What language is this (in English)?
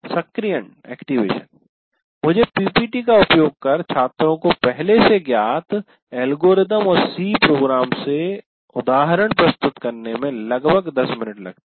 Hindi